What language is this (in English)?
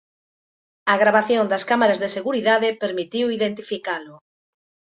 Galician